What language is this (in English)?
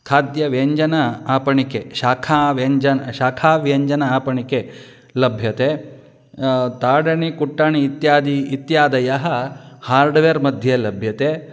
Sanskrit